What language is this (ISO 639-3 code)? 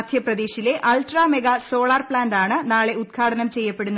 mal